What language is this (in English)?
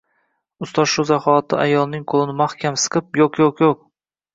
Uzbek